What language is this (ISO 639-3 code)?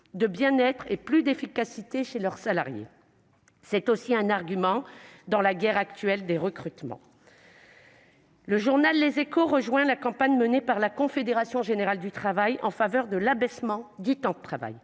fra